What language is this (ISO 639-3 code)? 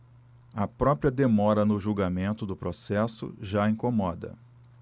por